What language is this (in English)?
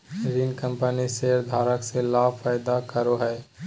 Magahi